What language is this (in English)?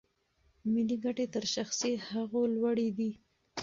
Pashto